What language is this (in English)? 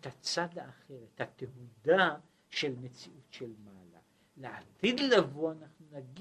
Hebrew